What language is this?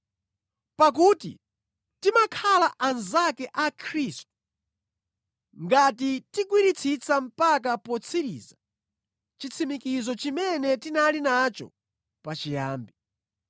Nyanja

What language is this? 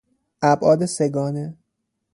Persian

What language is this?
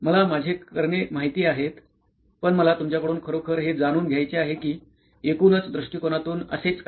Marathi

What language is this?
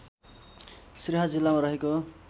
Nepali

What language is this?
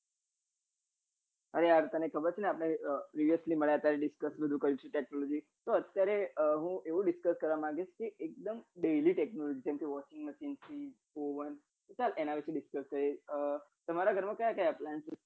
Gujarati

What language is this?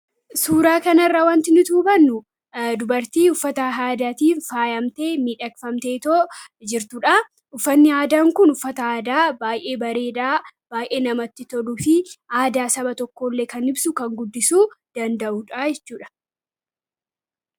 Oromo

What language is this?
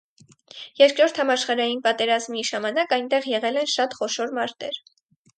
Armenian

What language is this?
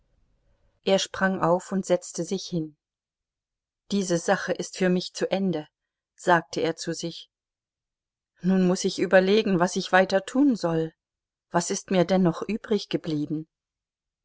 German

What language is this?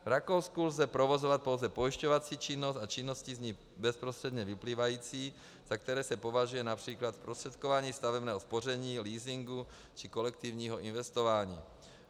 Czech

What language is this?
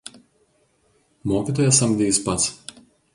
Lithuanian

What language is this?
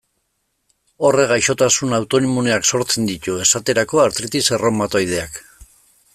Basque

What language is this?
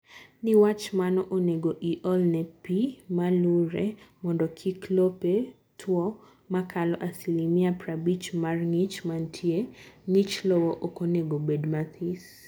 Luo (Kenya and Tanzania)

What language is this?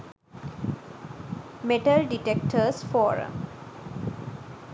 Sinhala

